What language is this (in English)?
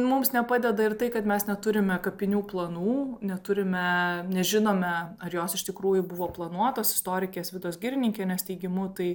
Lithuanian